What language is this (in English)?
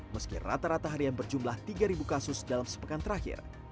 Indonesian